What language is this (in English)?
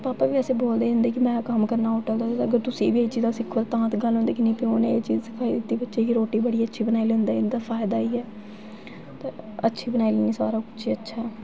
Dogri